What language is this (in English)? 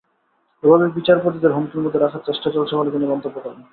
Bangla